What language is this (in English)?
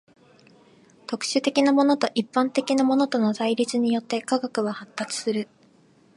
Japanese